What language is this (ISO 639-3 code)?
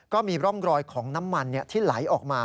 tha